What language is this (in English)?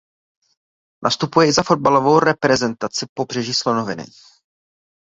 Czech